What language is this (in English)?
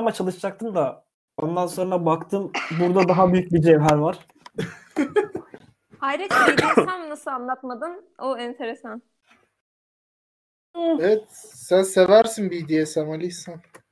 Turkish